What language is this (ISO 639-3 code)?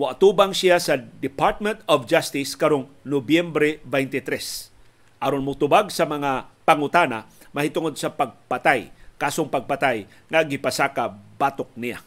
fil